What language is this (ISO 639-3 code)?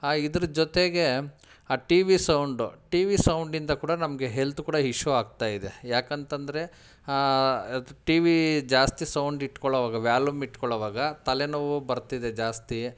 kan